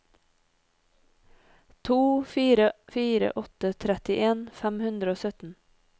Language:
Norwegian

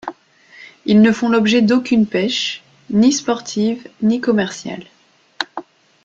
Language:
French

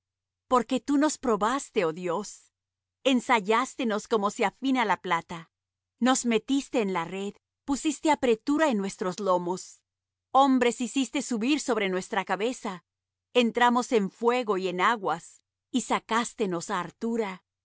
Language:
Spanish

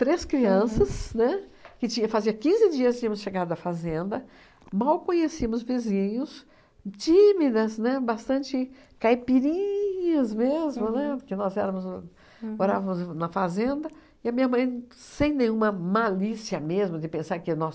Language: Portuguese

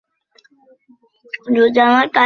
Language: Bangla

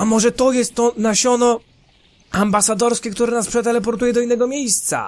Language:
Polish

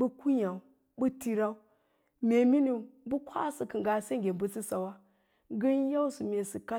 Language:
Lala-Roba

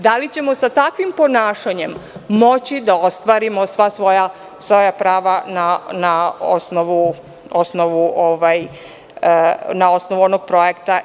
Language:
Serbian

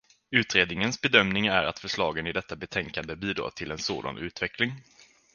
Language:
Swedish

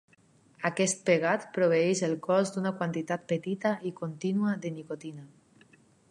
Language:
Catalan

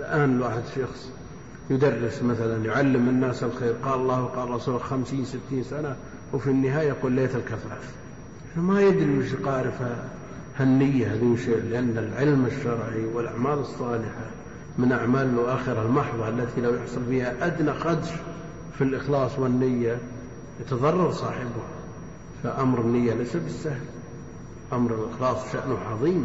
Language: Arabic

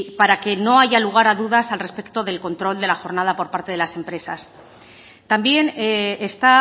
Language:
Spanish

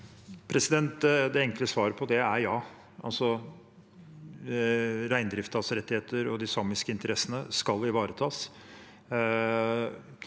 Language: Norwegian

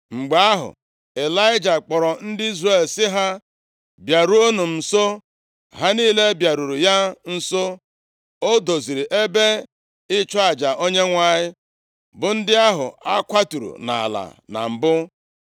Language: Igbo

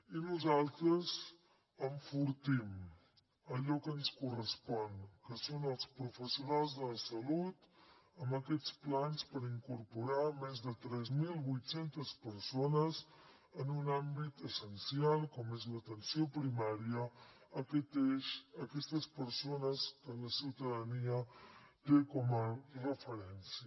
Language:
Catalan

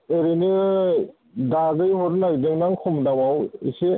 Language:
Bodo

